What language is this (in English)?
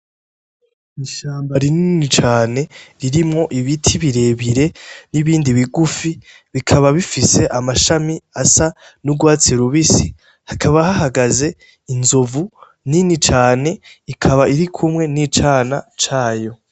Rundi